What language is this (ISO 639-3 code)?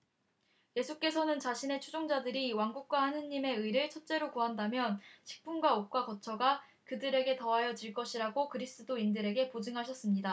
kor